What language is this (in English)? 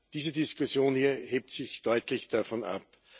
German